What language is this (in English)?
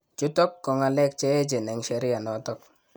Kalenjin